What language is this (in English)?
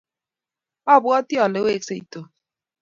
Kalenjin